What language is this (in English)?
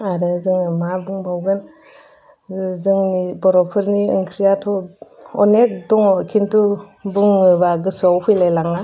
Bodo